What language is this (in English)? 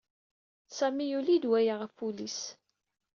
Kabyle